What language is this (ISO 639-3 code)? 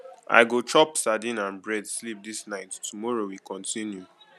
pcm